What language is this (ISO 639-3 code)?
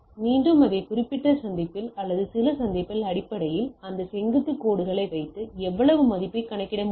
tam